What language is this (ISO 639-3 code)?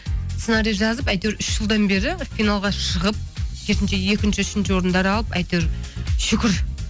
kaz